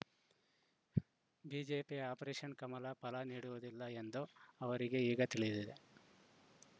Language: Kannada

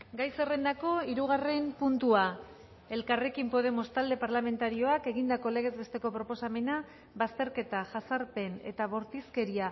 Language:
Basque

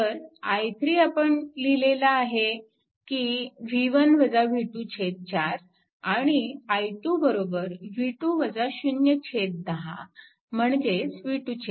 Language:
Marathi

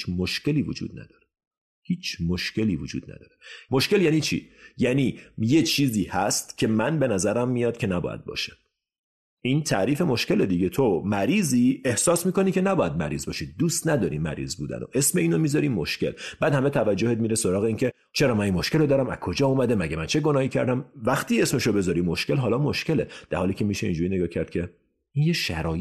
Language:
Persian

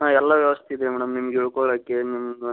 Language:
Kannada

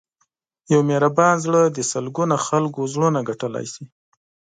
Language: Pashto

